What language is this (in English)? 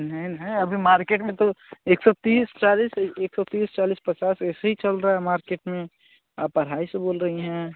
Hindi